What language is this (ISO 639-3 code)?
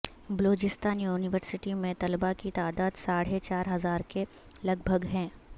urd